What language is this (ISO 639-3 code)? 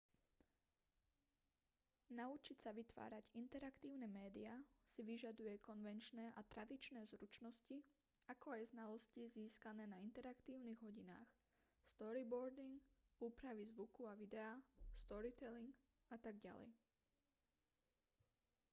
slk